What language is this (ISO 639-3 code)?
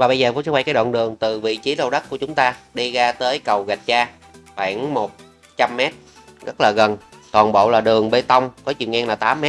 vie